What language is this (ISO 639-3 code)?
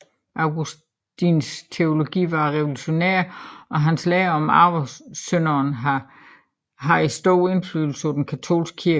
dan